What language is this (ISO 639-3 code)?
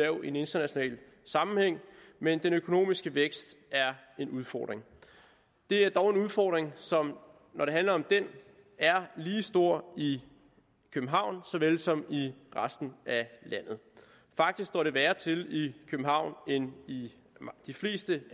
dan